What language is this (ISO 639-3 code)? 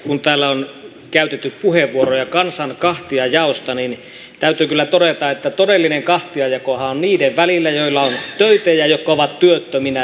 fin